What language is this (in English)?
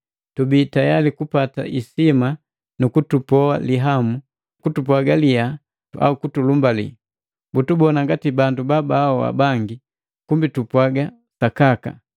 Matengo